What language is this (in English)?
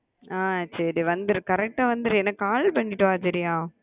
Tamil